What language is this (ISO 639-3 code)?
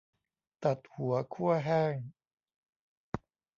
tha